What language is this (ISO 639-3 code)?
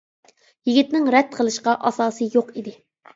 uig